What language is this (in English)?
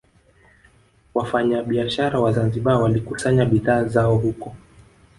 Swahili